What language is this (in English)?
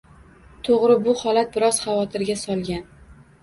Uzbek